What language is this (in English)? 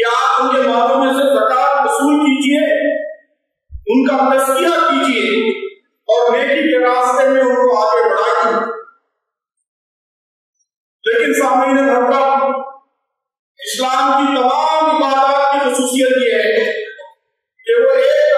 Arabic